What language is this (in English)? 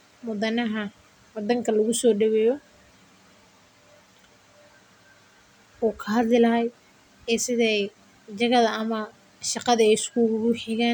Somali